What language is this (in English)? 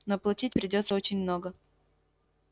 Russian